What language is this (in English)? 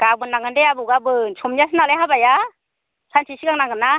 Bodo